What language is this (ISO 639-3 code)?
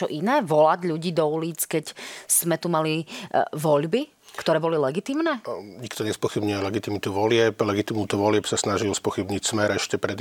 slk